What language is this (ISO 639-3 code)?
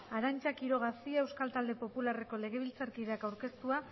eus